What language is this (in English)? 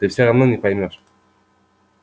Russian